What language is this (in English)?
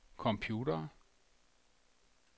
Danish